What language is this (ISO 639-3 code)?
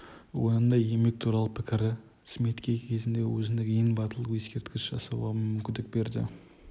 kaz